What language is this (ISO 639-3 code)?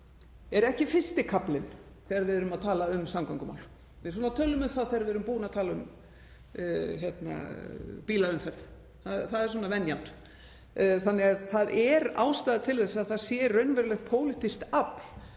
isl